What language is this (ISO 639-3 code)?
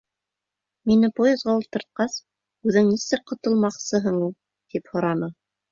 bak